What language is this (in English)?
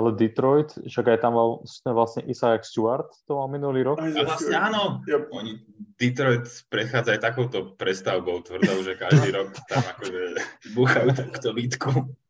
Slovak